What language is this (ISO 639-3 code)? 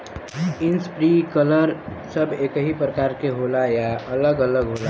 bho